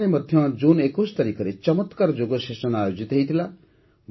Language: Odia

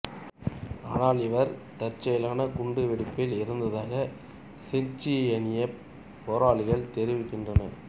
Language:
Tamil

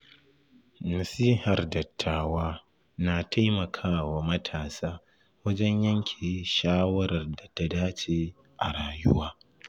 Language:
Hausa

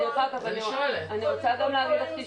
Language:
Hebrew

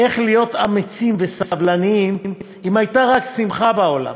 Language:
Hebrew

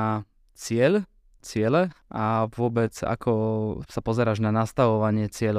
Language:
Slovak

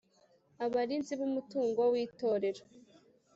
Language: Kinyarwanda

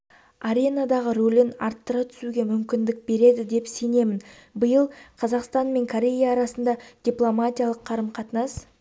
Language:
Kazakh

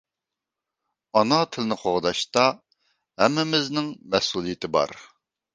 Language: Uyghur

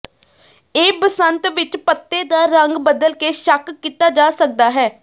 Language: Punjabi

